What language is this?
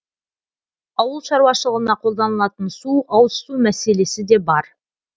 Kazakh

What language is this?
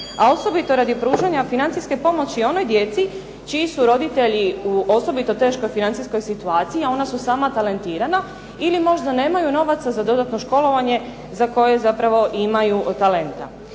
Croatian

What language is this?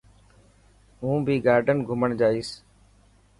Dhatki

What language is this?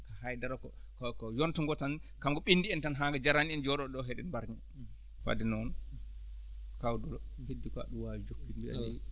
Fula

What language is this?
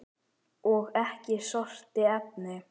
Icelandic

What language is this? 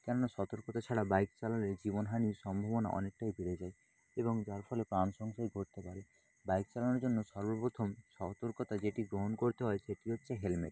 Bangla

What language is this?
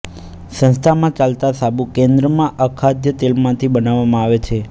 Gujarati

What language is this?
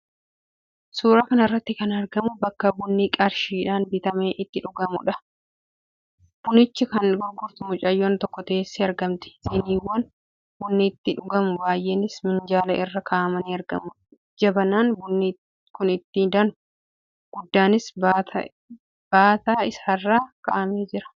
Oromo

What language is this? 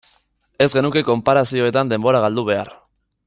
Basque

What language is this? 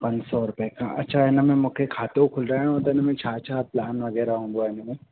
Sindhi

